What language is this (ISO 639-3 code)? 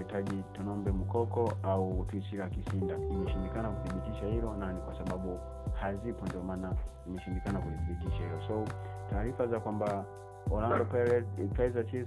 swa